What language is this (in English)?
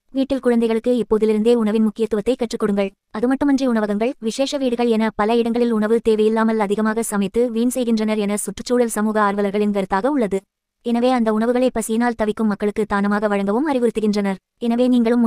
Arabic